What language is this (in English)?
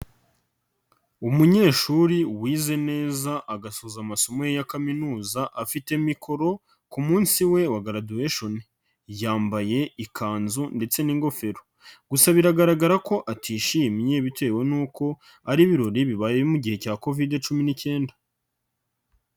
Kinyarwanda